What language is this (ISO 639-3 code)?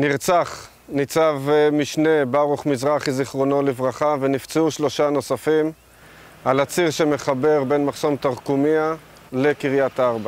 heb